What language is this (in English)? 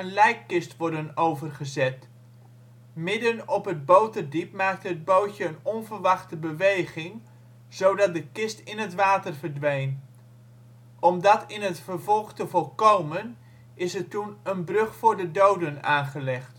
Dutch